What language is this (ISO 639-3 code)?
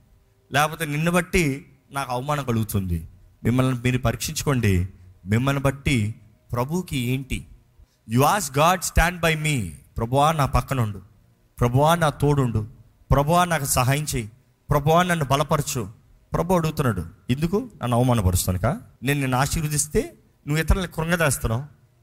tel